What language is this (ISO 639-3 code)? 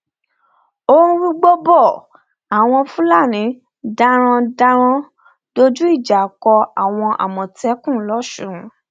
yor